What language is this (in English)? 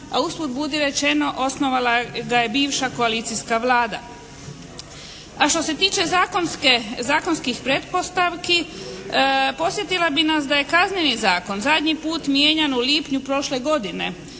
Croatian